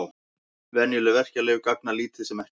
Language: Icelandic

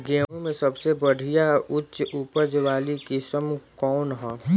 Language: Bhojpuri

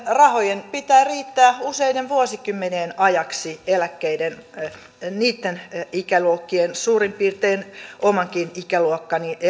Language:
Finnish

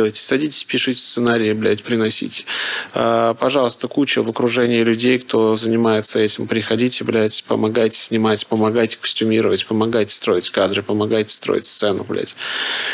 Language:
Russian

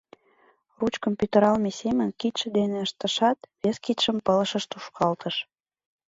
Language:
Mari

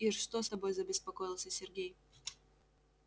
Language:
Russian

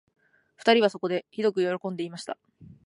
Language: Japanese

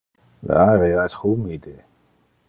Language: Interlingua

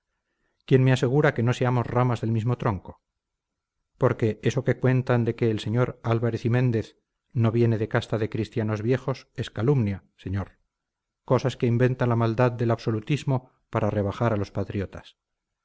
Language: Spanish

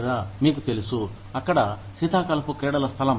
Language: Telugu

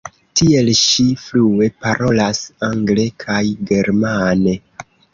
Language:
Esperanto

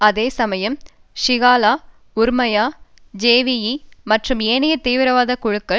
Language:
Tamil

